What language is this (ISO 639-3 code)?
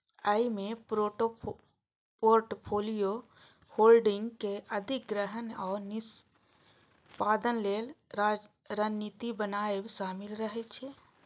mai